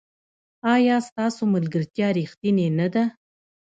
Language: Pashto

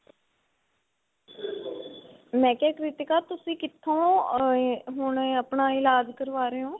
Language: Punjabi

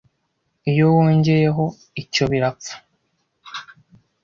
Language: Kinyarwanda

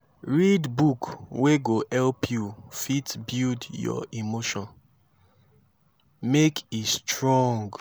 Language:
Nigerian Pidgin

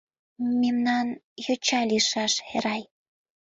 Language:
Mari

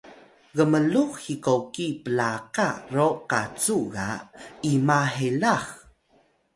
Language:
Atayal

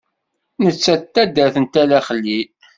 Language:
Kabyle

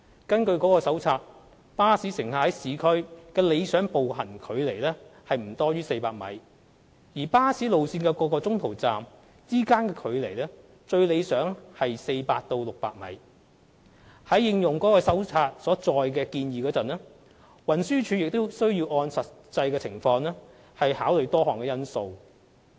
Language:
Cantonese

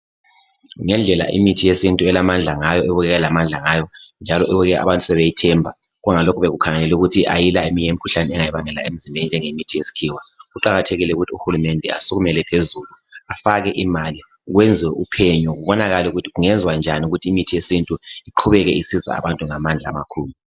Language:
North Ndebele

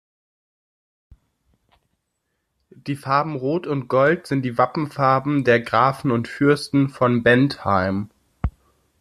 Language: German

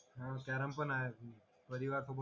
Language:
Marathi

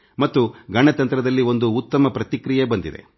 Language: Kannada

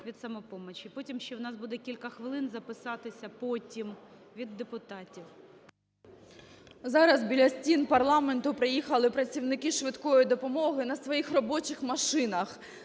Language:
Ukrainian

